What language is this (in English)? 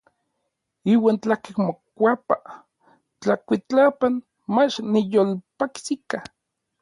Orizaba Nahuatl